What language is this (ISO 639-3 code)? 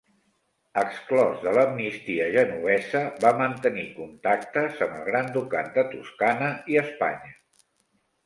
cat